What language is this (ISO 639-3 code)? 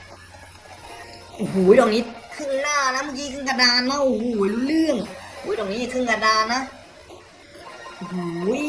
tha